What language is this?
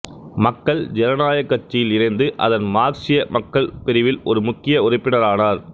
Tamil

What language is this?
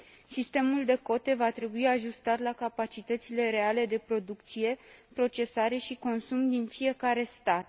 Romanian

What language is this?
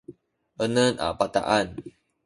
Sakizaya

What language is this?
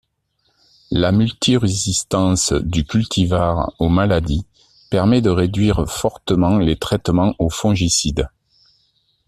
French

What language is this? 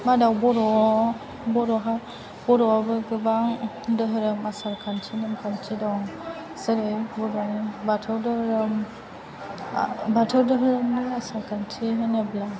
Bodo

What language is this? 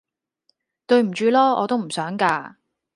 Cantonese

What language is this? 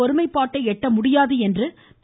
Tamil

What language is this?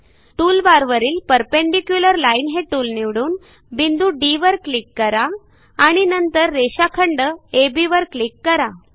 Marathi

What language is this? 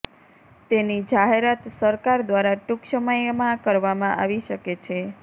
Gujarati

